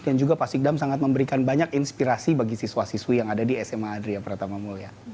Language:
Indonesian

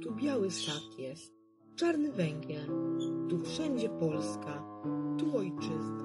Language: Polish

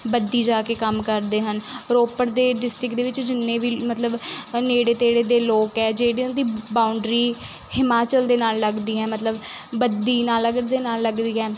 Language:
Punjabi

